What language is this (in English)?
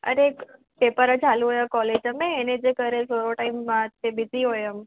Sindhi